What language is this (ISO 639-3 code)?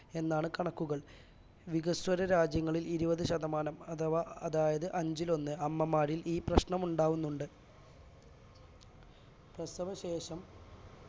mal